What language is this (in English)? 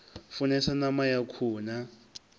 Venda